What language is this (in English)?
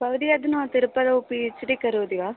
Sanskrit